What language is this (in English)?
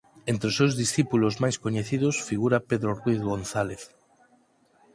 Galician